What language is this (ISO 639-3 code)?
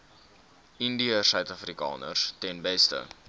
afr